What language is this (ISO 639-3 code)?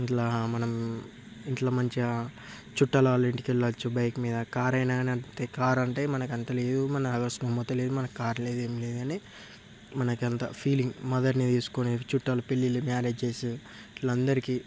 tel